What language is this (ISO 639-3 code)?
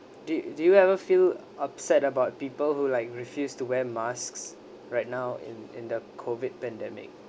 eng